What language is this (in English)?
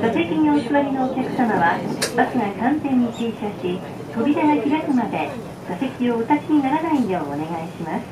Japanese